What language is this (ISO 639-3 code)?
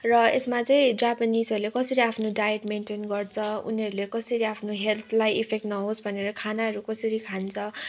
nep